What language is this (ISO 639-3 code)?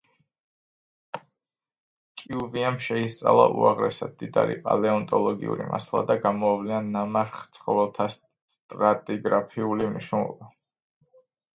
kat